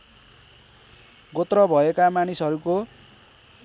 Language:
Nepali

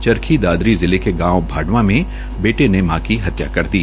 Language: Hindi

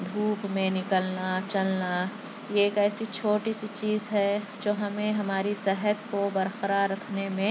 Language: Urdu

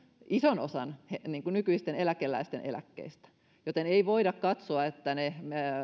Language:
Finnish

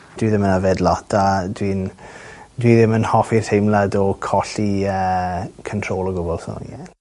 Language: Welsh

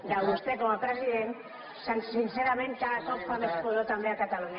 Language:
Catalan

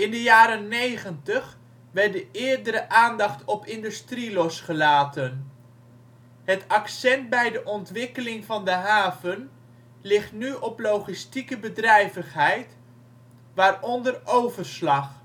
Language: Dutch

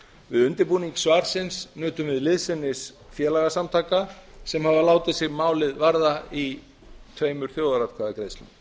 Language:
Icelandic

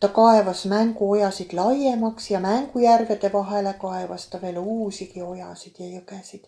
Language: Estonian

